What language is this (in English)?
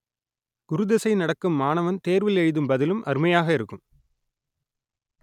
Tamil